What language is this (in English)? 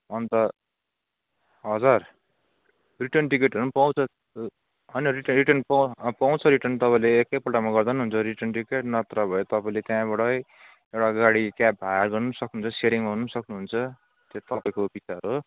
Nepali